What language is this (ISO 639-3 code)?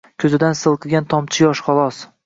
uzb